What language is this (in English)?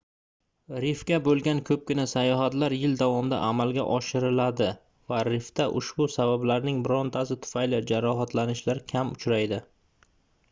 Uzbek